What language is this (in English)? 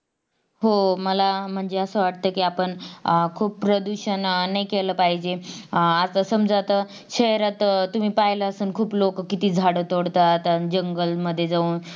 Marathi